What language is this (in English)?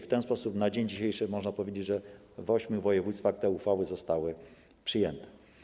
Polish